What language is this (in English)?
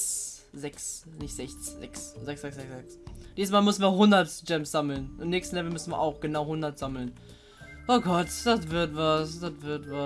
German